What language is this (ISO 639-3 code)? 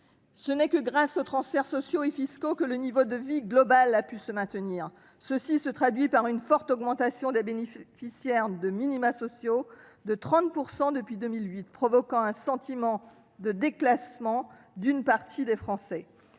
fra